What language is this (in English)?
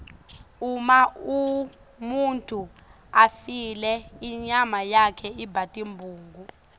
Swati